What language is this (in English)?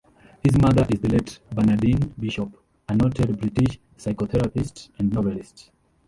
English